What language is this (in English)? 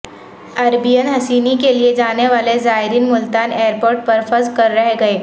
Urdu